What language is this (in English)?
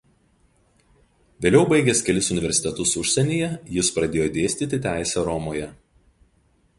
Lithuanian